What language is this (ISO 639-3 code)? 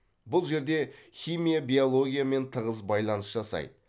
kaz